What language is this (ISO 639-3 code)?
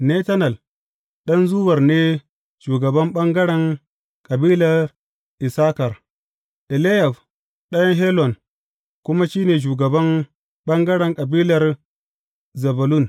hau